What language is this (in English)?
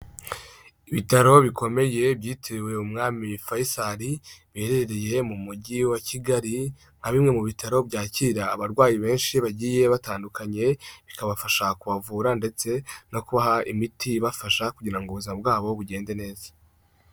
Kinyarwanda